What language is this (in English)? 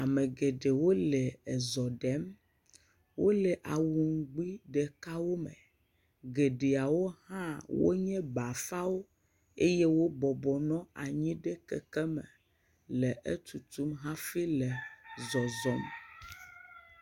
Ewe